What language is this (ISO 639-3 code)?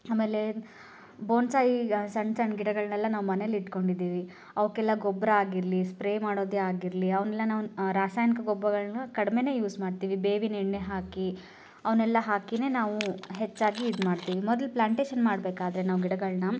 kan